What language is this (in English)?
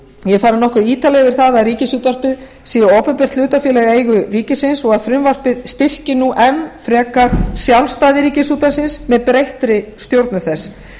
Icelandic